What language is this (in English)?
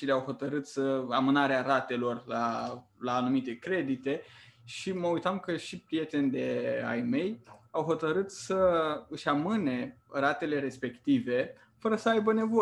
Romanian